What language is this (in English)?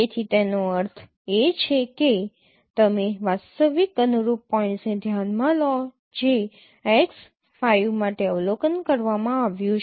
Gujarati